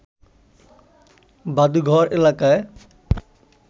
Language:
Bangla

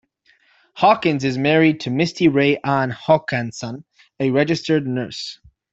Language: English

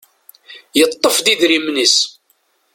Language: Kabyle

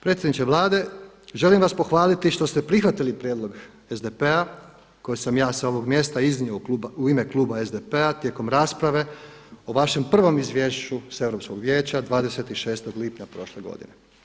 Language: Croatian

